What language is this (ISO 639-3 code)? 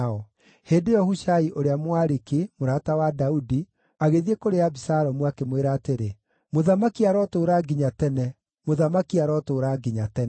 kik